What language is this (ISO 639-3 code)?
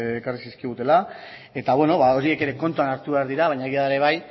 eus